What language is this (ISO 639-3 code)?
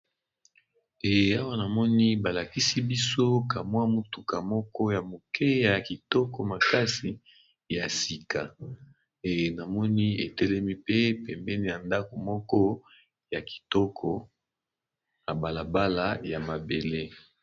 lin